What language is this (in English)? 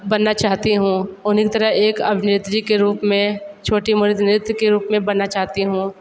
Hindi